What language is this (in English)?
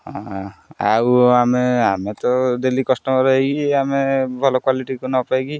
Odia